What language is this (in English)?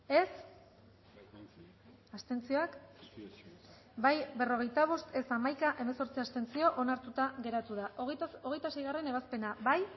Basque